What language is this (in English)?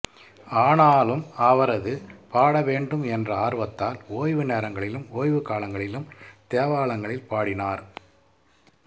Tamil